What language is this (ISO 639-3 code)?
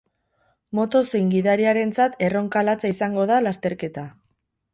eus